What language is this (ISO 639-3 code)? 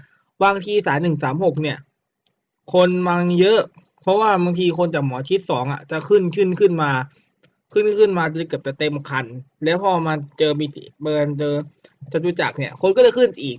tha